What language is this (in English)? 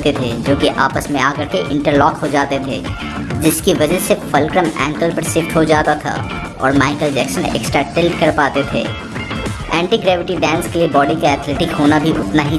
Hindi